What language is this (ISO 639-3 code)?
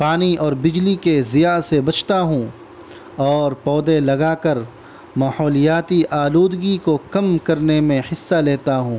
urd